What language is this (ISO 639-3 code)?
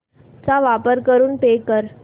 mar